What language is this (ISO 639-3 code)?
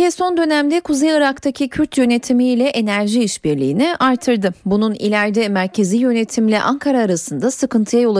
tur